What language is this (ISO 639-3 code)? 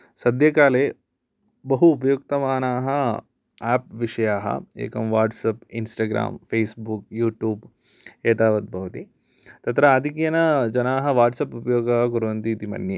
san